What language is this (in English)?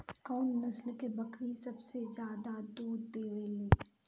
Bhojpuri